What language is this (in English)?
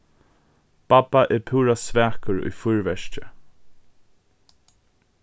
Faroese